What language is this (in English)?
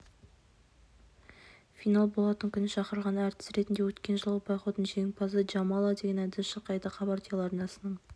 Kazakh